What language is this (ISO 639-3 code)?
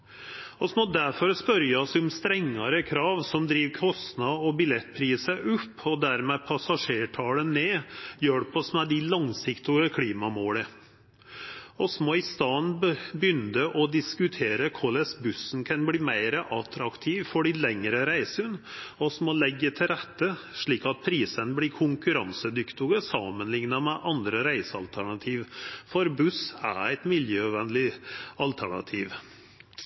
nno